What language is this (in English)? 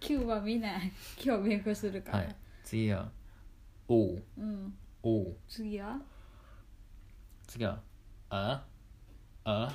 Japanese